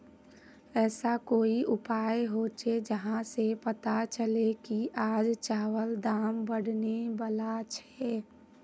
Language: Magahi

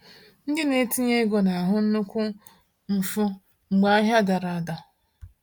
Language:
Igbo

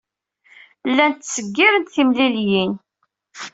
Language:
Kabyle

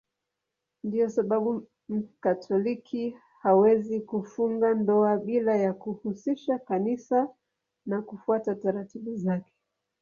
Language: Swahili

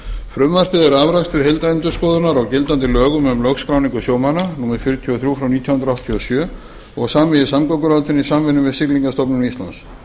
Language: Icelandic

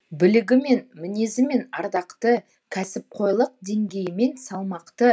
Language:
Kazakh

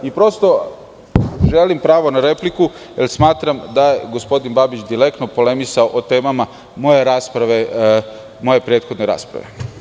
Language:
Serbian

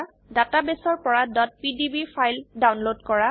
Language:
Assamese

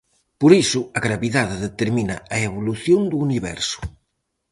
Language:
Galician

